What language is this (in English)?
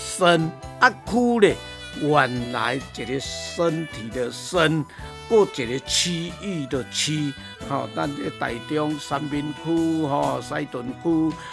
Chinese